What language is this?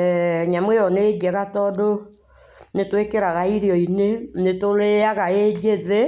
Kikuyu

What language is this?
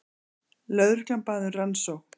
Icelandic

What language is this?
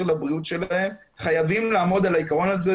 Hebrew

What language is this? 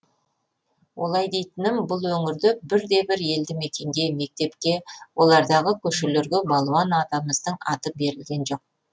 Kazakh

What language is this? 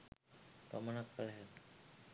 Sinhala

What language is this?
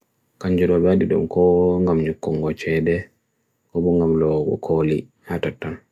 Bagirmi Fulfulde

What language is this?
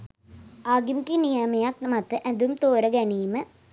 Sinhala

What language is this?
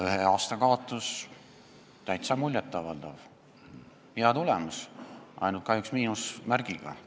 Estonian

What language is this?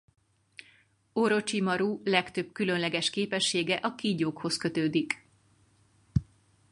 Hungarian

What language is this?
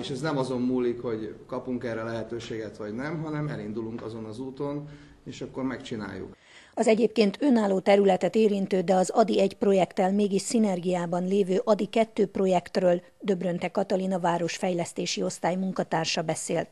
Hungarian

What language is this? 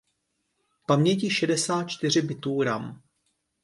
Czech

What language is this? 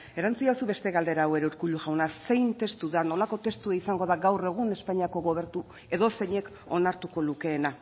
Basque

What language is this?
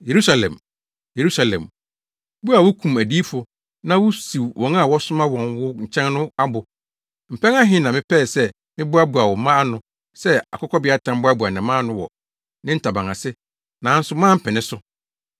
Akan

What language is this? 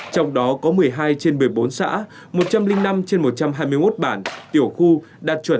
Vietnamese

